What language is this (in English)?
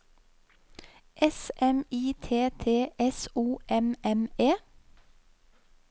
Norwegian